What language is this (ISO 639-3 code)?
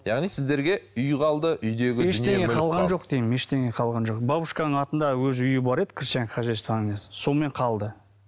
kaz